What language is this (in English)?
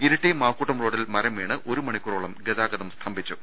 Malayalam